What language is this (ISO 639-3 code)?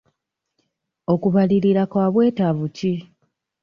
lug